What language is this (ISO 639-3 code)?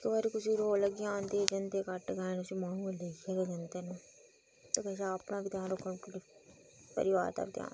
doi